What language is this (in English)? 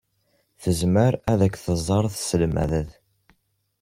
Kabyle